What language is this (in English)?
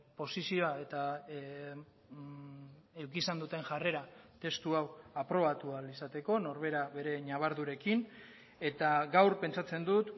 Basque